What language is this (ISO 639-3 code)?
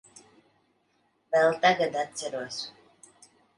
lav